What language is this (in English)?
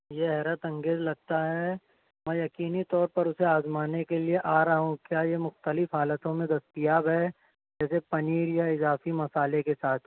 Urdu